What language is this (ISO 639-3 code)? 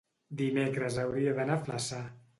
cat